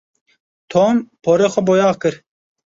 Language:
Kurdish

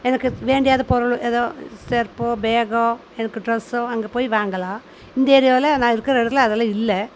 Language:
Tamil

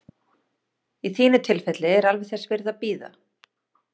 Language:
Icelandic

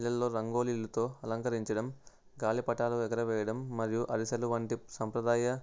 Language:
Telugu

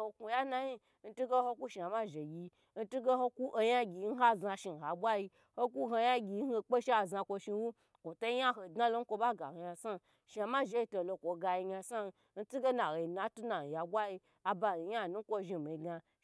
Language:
Gbagyi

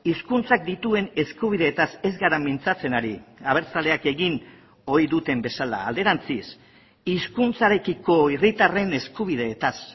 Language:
Basque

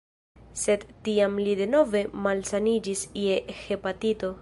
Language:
Esperanto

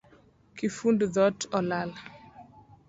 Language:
Luo (Kenya and Tanzania)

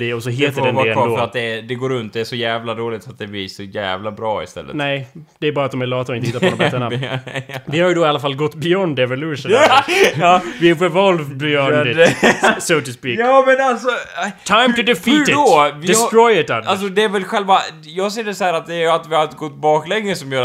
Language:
Swedish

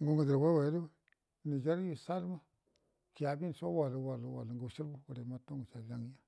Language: Buduma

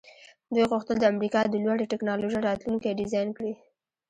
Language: Pashto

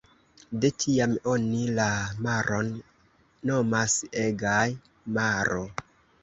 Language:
Esperanto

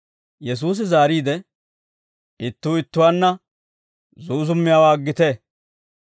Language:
Dawro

